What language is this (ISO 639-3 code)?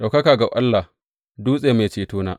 hau